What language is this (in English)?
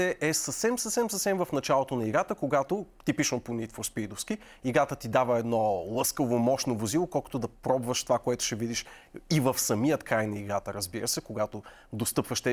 Bulgarian